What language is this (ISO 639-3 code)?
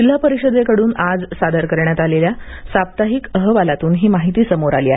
mar